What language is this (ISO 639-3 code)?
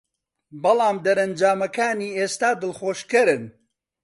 ckb